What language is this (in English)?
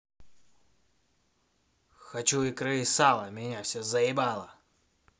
Russian